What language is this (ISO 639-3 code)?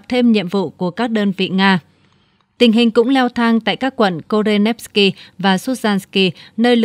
vie